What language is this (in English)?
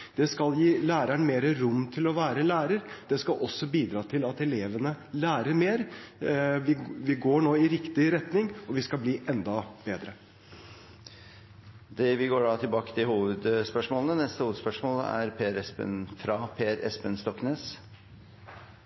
Norwegian